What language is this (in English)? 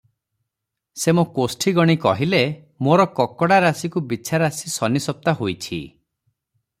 Odia